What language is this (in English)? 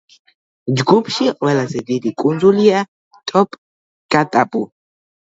Georgian